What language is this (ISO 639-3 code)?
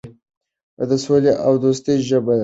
pus